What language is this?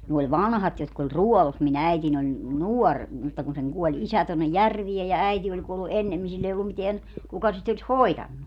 Finnish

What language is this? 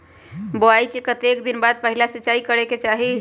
Magahi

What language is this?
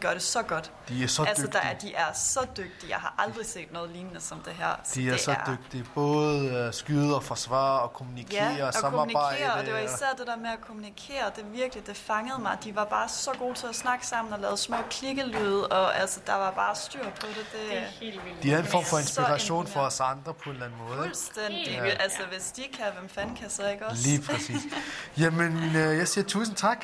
Danish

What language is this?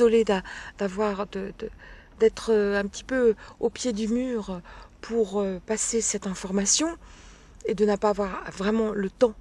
French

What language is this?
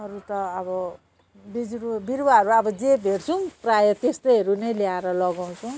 Nepali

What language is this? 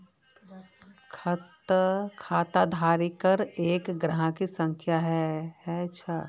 Magahi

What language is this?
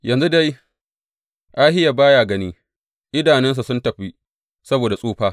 Hausa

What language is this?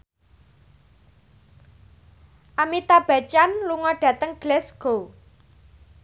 Javanese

